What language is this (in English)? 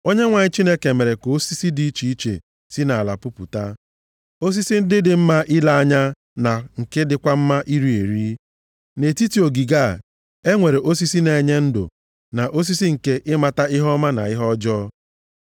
Igbo